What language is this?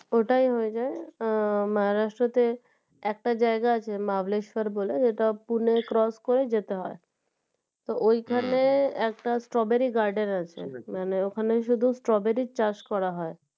Bangla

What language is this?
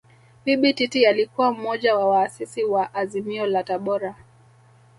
Swahili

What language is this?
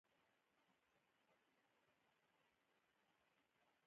Pashto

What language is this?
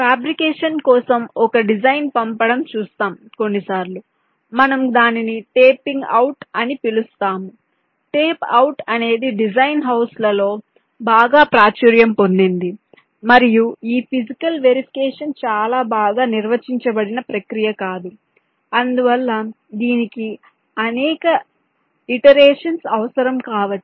Telugu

